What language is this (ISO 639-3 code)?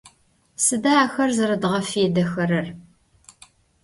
ady